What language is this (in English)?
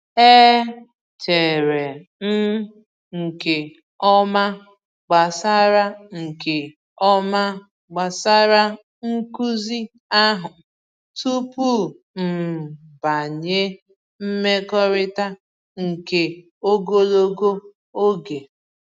Igbo